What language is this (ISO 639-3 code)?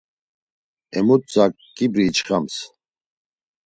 lzz